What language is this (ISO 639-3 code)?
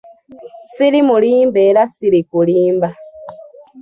lug